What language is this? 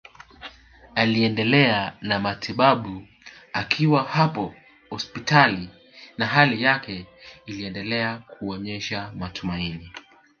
Swahili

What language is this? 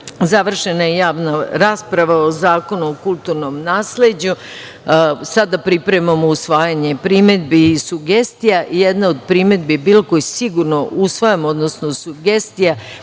Serbian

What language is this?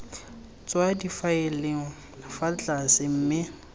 Tswana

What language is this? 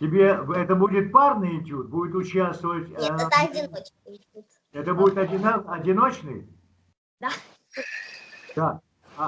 Russian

